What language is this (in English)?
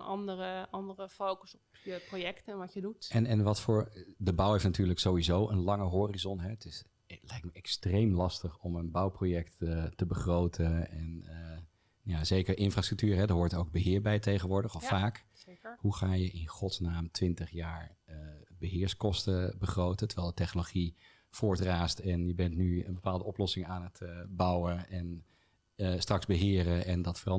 Dutch